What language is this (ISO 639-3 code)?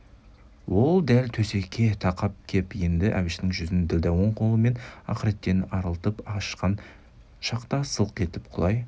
kaz